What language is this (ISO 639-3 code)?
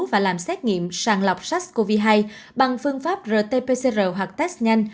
vie